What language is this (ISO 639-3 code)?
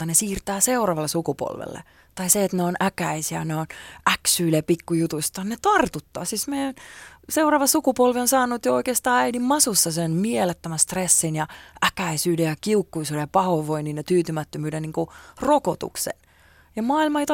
fin